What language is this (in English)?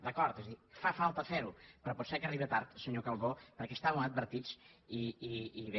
Catalan